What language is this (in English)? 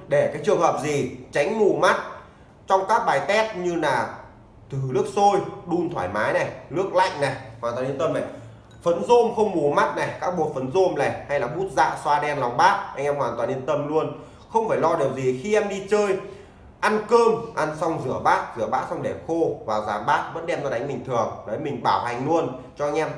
Vietnamese